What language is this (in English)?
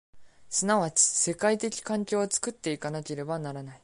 Japanese